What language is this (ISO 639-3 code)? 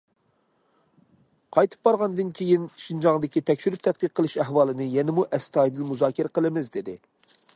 uig